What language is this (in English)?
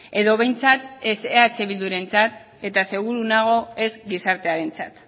Basque